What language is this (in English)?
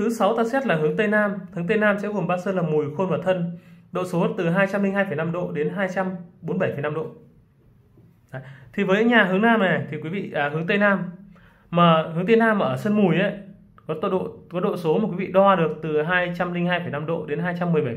Vietnamese